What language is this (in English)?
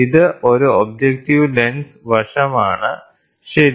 Malayalam